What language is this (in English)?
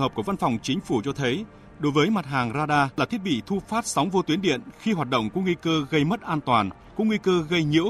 Vietnamese